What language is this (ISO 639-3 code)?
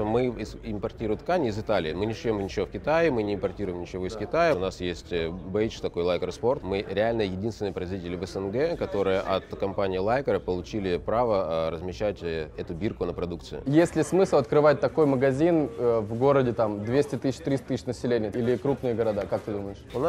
rus